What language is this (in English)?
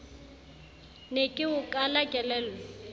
Southern Sotho